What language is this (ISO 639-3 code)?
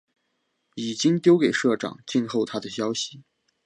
zho